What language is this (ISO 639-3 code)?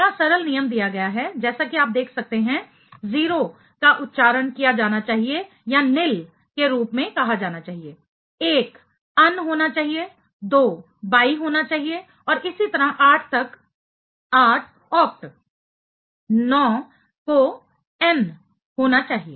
hin